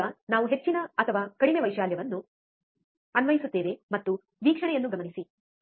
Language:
Kannada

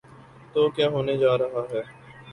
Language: Urdu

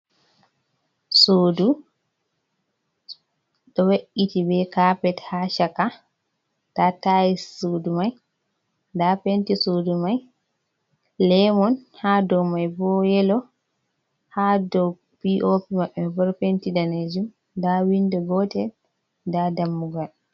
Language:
Fula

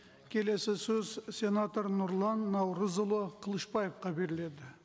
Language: Kazakh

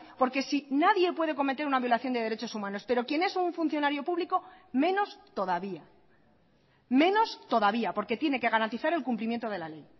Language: Spanish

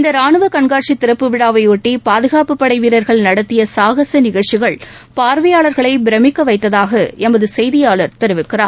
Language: Tamil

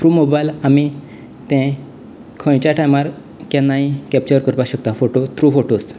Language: Konkani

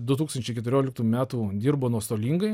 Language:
Lithuanian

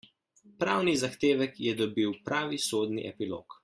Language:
Slovenian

